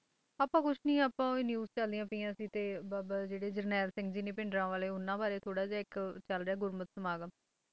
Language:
Punjabi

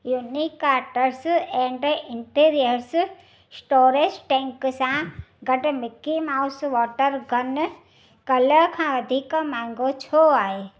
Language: Sindhi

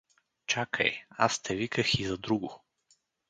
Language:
Bulgarian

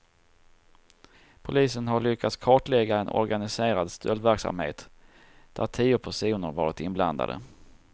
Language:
Swedish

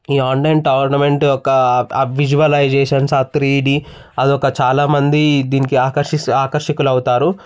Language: Telugu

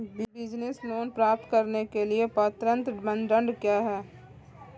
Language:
Hindi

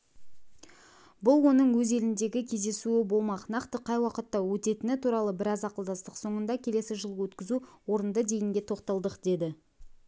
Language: Kazakh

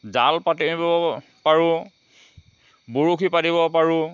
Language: Assamese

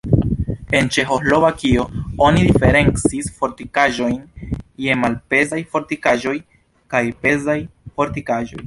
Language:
Esperanto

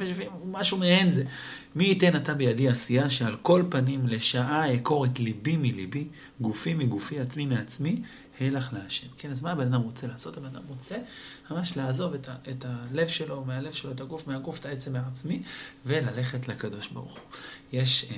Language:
Hebrew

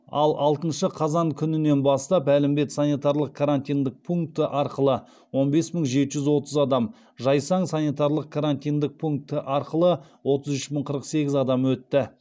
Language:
Kazakh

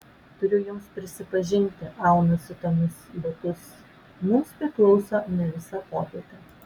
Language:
Lithuanian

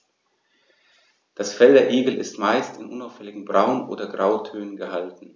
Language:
German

